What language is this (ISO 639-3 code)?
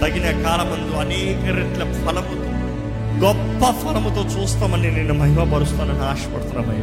tel